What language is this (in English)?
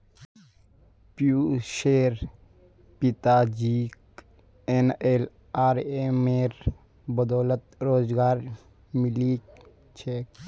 Magahi